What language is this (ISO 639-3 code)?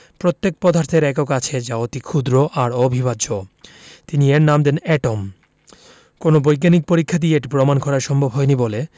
ben